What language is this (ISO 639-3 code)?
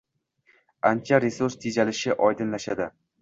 uzb